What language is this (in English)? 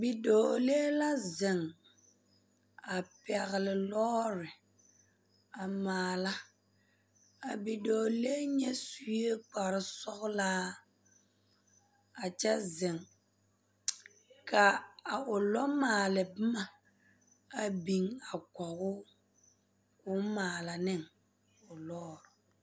Southern Dagaare